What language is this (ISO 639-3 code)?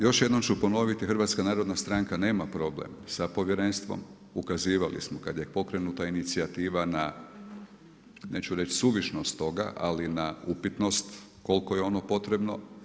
hrv